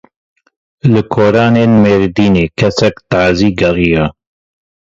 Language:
Kurdish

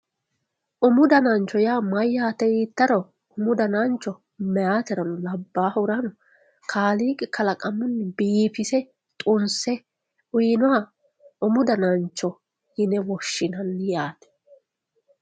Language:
Sidamo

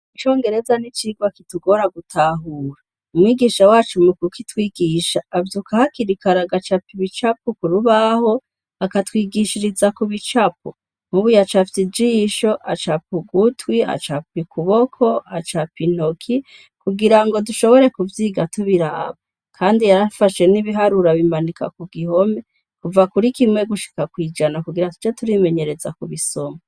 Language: Rundi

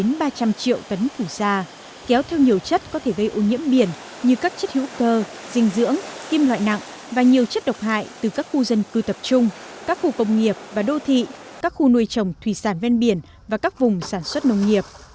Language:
Vietnamese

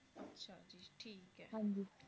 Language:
Punjabi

